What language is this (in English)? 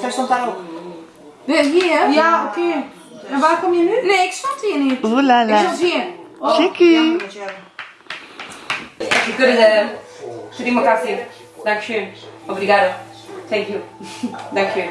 Dutch